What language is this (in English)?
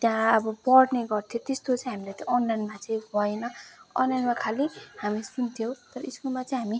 Nepali